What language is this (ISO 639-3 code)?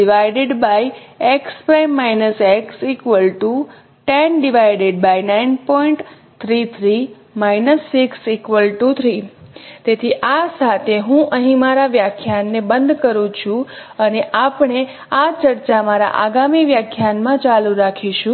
guj